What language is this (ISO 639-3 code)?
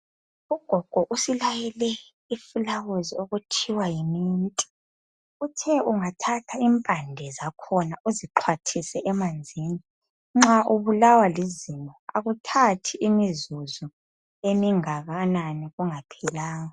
nde